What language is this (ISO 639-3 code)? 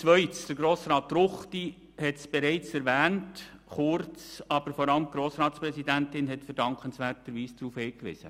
gsw